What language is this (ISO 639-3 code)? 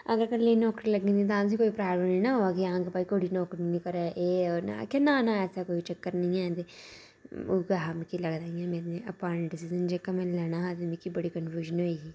doi